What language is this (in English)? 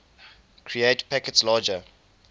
English